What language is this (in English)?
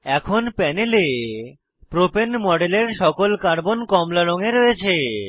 Bangla